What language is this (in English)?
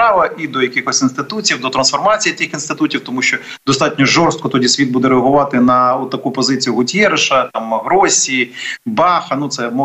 Ukrainian